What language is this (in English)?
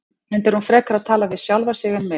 Icelandic